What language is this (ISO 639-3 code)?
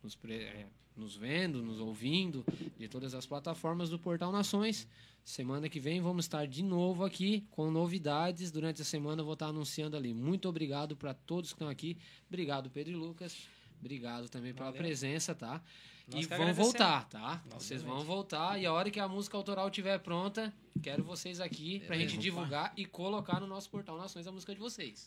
por